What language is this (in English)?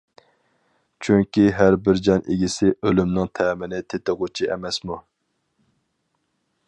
Uyghur